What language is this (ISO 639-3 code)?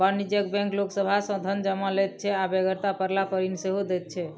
mai